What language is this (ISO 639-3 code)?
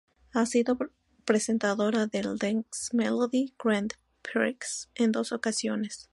spa